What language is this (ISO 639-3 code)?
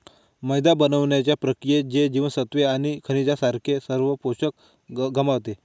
mar